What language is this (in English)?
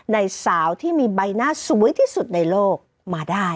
Thai